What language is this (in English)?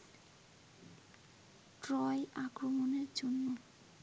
Bangla